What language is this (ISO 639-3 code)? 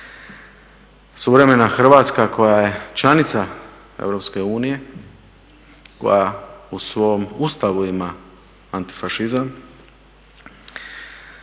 hrv